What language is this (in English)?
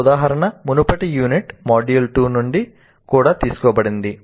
Telugu